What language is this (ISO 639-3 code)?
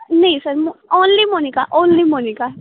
pan